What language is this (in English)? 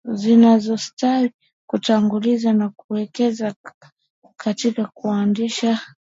Swahili